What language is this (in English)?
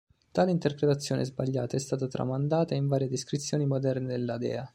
Italian